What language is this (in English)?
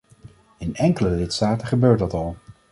Dutch